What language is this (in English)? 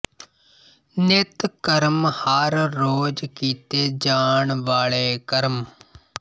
Punjabi